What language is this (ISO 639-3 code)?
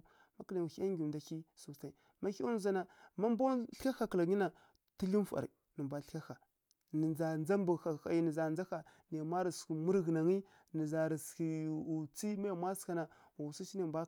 fkk